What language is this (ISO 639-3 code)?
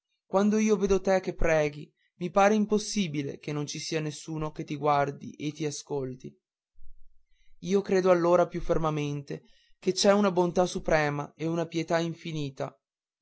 ita